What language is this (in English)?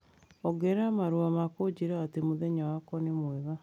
Kikuyu